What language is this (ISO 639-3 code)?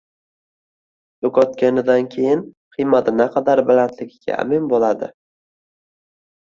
uzb